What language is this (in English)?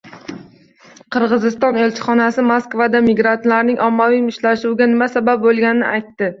Uzbek